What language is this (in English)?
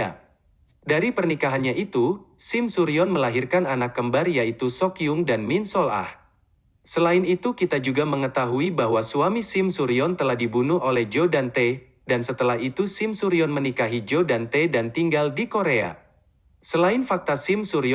Indonesian